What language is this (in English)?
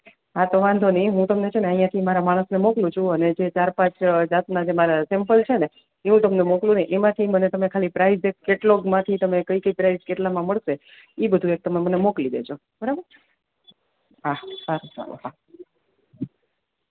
Gujarati